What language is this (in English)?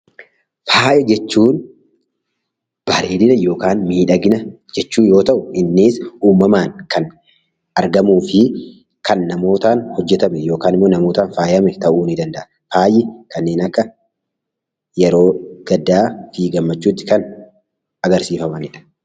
Oromo